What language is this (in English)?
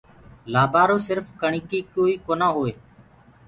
Gurgula